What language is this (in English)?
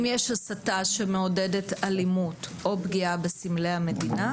Hebrew